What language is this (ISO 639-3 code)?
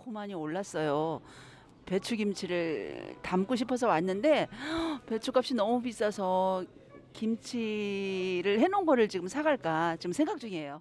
kor